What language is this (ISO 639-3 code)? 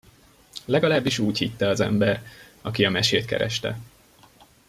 hun